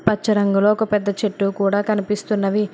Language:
Telugu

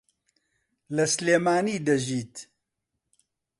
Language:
Central Kurdish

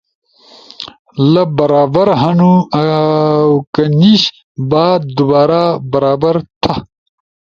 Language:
Ushojo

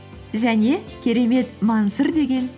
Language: Kazakh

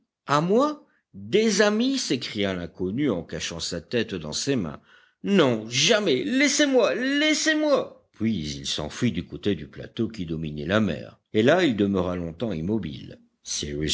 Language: French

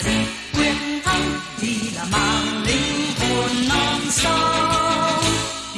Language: Vietnamese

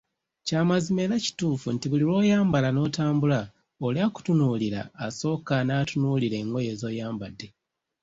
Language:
Ganda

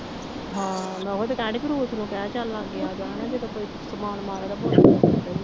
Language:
Punjabi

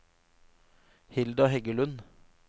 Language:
Norwegian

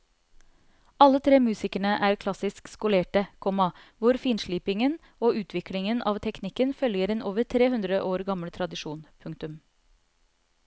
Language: Norwegian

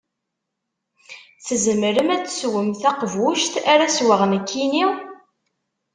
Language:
Kabyle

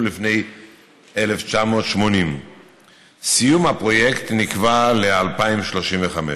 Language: Hebrew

